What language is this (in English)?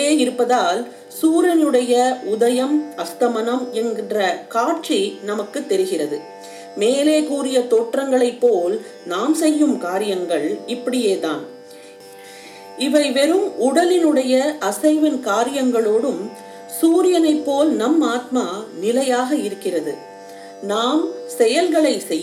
Tamil